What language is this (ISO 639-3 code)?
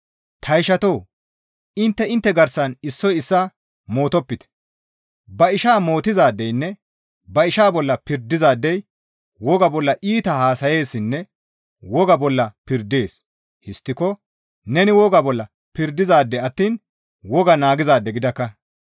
gmv